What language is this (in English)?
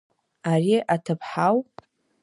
Abkhazian